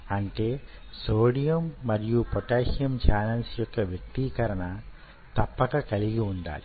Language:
Telugu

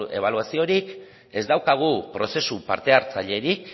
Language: Basque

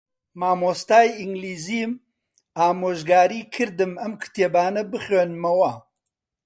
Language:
Central Kurdish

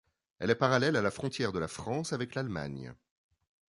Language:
French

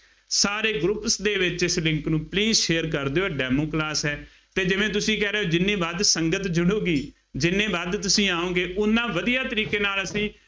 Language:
Punjabi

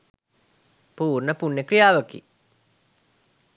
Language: Sinhala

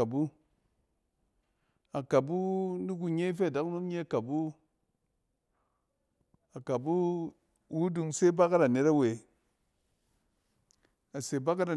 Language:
Cen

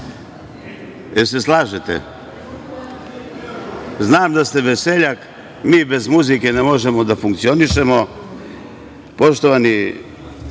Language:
Serbian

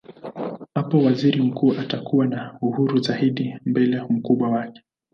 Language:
Swahili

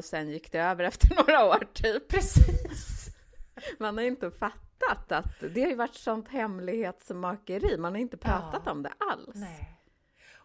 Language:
Swedish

